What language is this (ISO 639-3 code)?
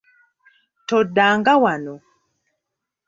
lug